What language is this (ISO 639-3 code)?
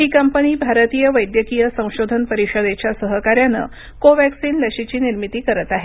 mar